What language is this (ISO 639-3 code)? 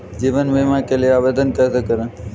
hin